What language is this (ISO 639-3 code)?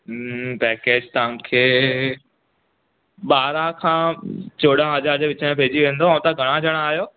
snd